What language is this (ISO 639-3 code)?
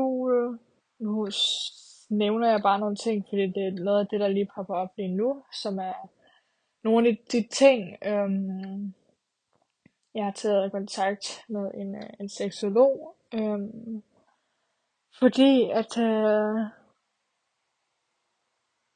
dan